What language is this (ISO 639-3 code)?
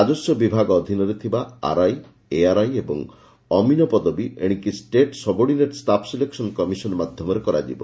ori